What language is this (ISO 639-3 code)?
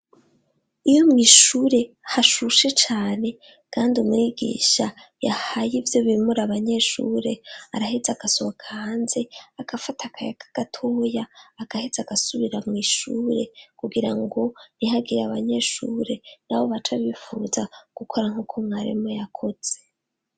run